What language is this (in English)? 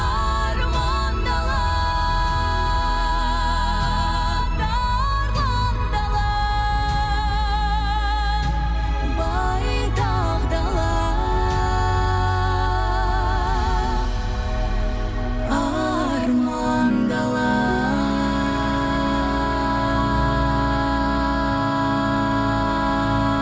Kazakh